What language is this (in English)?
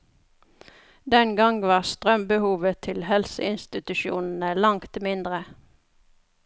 Norwegian